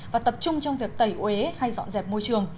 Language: Vietnamese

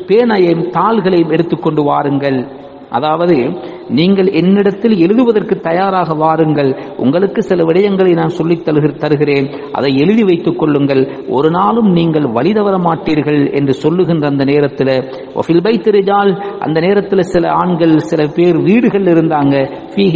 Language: Arabic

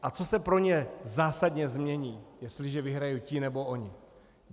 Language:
Czech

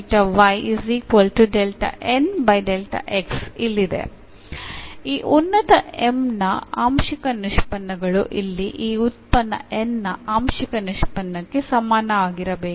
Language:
Kannada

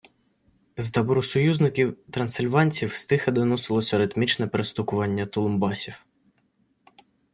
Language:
Ukrainian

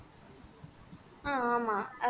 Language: Tamil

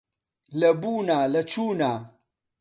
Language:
Central Kurdish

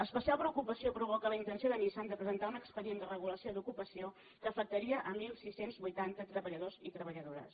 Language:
Catalan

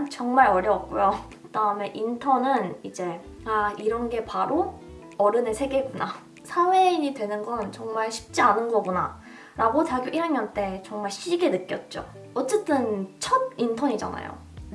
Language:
Korean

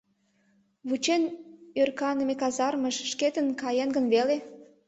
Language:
Mari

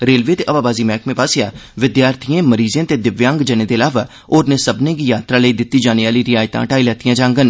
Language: Dogri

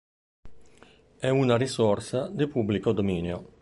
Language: Italian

